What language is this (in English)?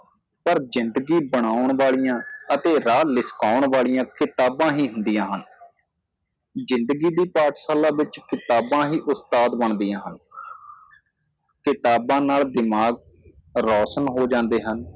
Punjabi